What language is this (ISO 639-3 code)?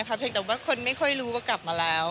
tha